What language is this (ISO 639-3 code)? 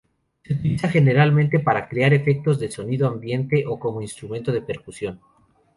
spa